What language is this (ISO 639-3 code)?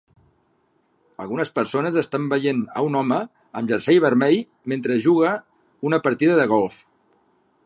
cat